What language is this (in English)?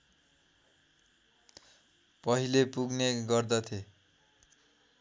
Nepali